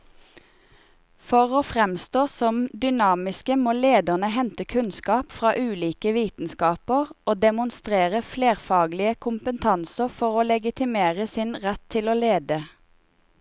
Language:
Norwegian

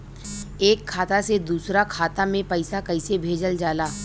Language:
Bhojpuri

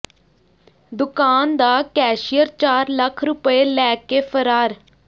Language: Punjabi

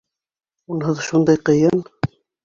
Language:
Bashkir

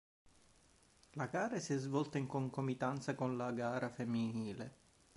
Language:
Italian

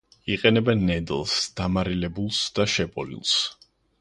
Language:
Georgian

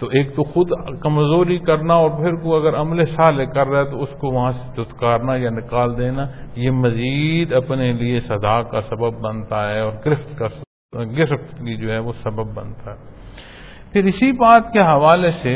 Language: Punjabi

